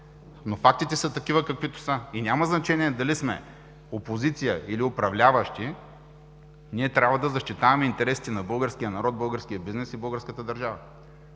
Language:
Bulgarian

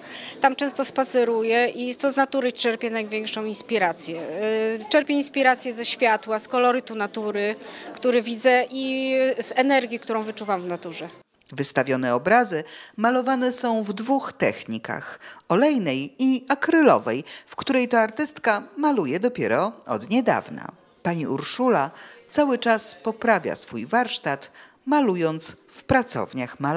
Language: Polish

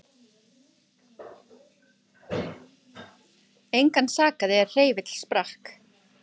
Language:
Icelandic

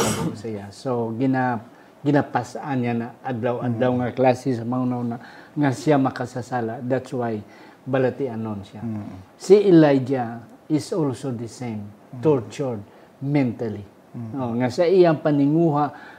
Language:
Filipino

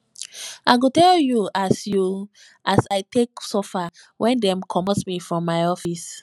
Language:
Nigerian Pidgin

